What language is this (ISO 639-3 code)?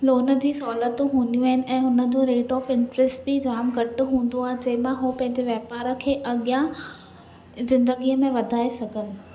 snd